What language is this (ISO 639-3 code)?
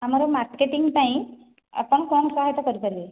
ori